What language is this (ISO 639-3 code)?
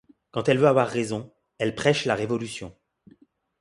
fra